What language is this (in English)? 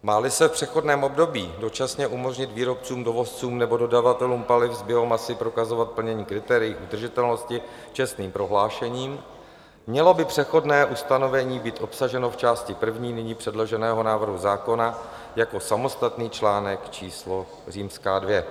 Czech